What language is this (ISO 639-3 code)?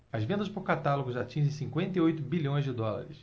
por